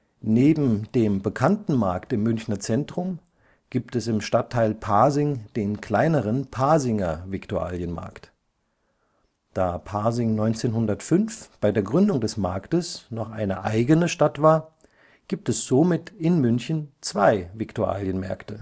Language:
German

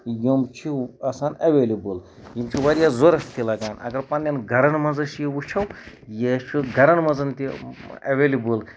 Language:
Kashmiri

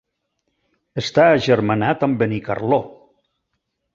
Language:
Catalan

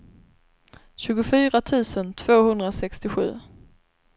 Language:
Swedish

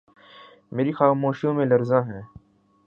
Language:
Urdu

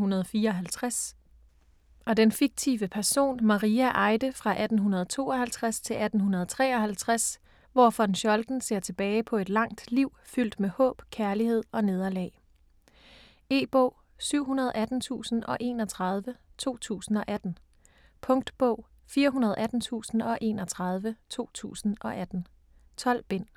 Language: Danish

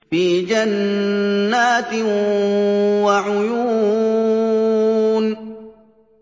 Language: Arabic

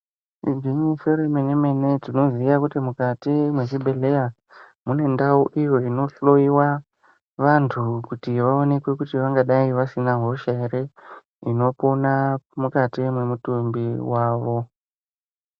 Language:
Ndau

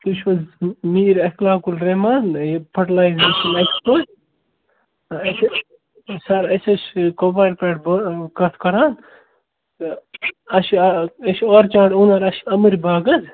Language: Kashmiri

